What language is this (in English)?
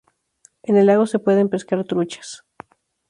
Spanish